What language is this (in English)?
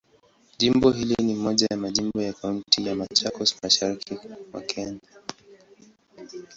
Swahili